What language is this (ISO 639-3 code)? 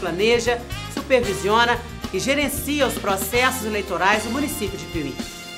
por